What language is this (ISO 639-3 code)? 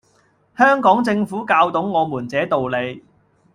yue